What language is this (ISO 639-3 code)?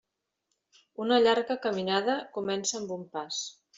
cat